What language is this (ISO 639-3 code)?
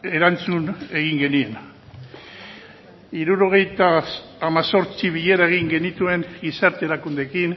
eus